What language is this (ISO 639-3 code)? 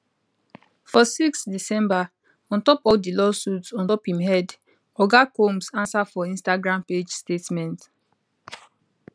pcm